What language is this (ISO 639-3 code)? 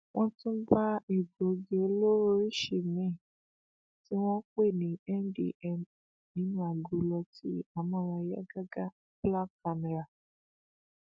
yor